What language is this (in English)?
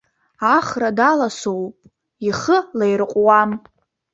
Abkhazian